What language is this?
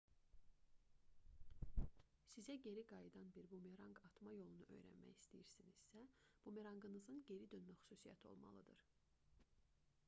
Azerbaijani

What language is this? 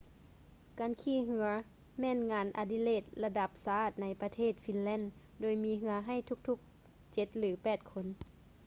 Lao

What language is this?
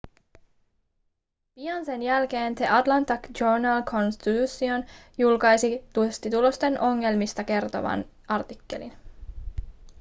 Finnish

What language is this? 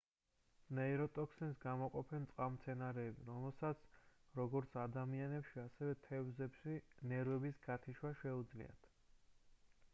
Georgian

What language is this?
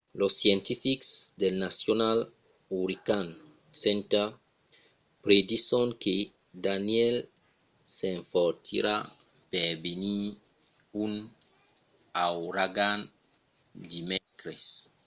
Occitan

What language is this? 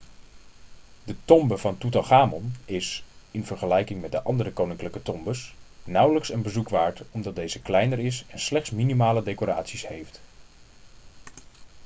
Dutch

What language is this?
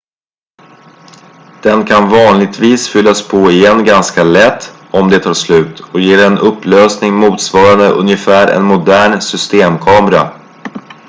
Swedish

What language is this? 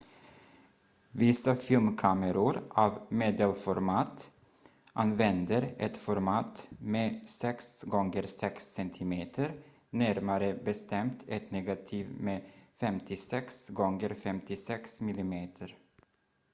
Swedish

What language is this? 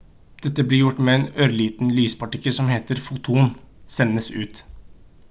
Norwegian Bokmål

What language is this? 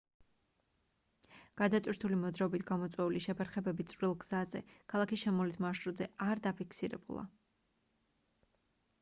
Georgian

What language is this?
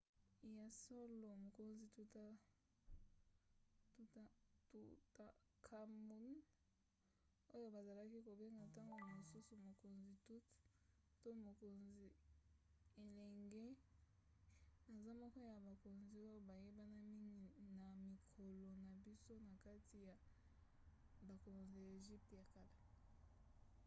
Lingala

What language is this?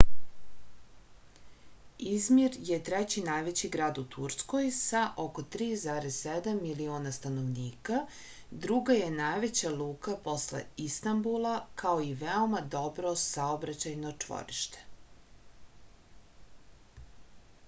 Serbian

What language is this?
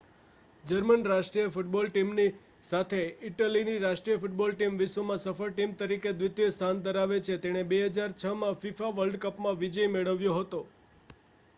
Gujarati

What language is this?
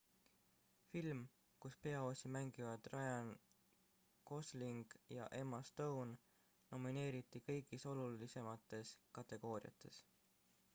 Estonian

